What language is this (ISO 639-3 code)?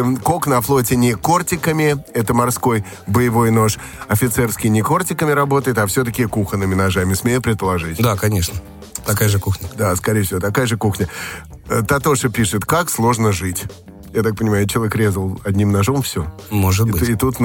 rus